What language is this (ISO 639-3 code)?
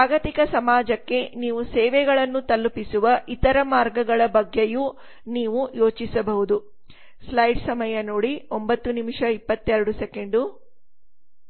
kan